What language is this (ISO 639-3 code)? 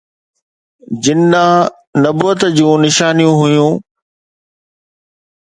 snd